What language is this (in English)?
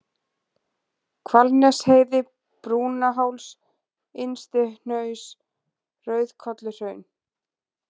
Icelandic